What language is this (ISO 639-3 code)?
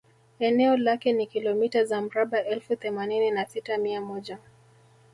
swa